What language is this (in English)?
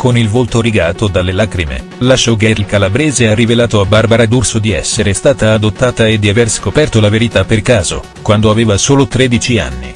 Italian